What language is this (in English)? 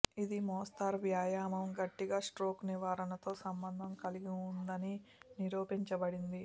Telugu